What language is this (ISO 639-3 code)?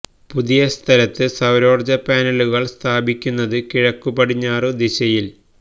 mal